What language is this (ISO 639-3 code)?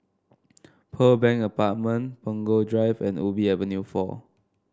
eng